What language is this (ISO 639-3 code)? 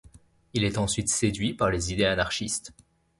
fra